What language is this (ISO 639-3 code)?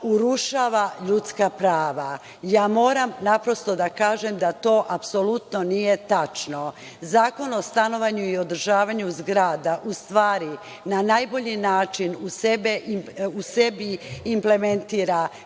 srp